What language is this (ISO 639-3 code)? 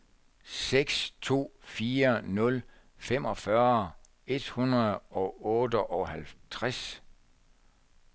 dan